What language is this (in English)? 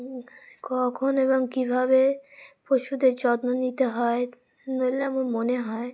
Bangla